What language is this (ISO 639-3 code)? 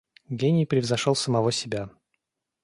rus